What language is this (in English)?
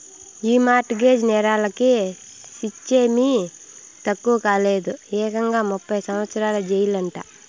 Telugu